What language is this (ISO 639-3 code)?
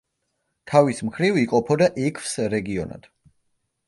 kat